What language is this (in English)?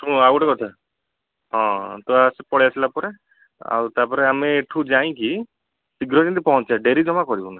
Odia